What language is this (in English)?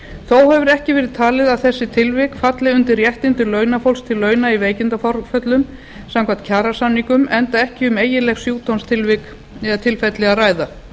Icelandic